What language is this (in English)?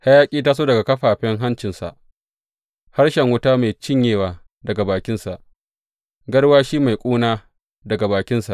Hausa